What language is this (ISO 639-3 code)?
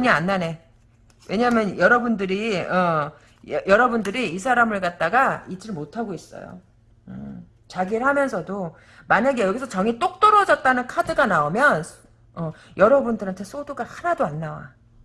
kor